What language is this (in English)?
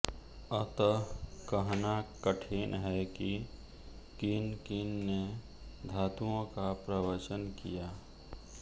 Hindi